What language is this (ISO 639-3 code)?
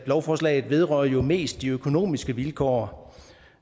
dan